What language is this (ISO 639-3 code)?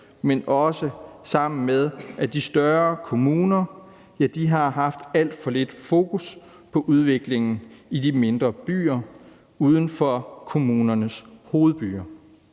dan